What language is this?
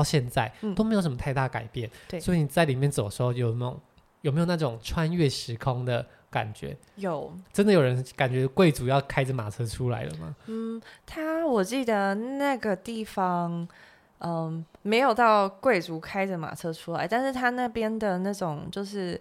Chinese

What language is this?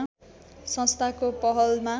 Nepali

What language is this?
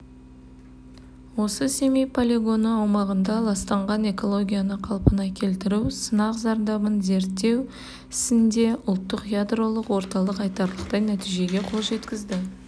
Kazakh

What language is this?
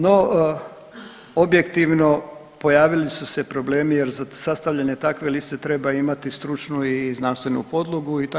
Croatian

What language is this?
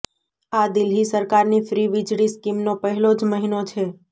Gujarati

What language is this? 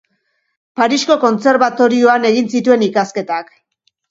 Basque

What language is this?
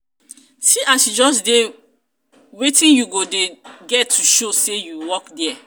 Nigerian Pidgin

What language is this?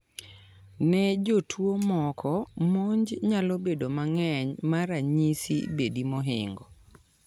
Luo (Kenya and Tanzania)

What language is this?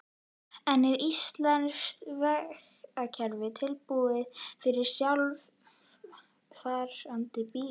Icelandic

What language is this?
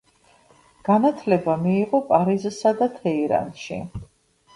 Georgian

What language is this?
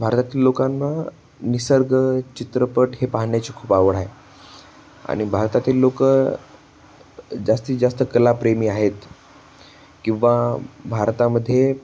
Marathi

